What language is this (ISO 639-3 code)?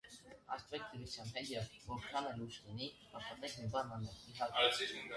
hye